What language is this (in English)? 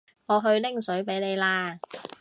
Cantonese